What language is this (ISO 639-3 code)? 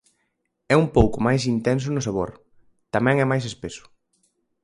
glg